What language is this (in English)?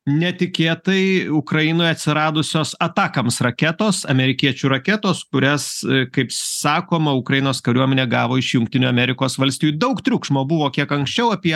Lithuanian